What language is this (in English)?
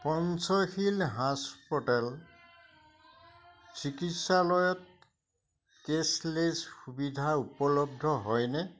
Assamese